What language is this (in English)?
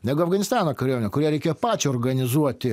Lithuanian